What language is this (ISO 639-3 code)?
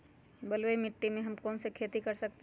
mag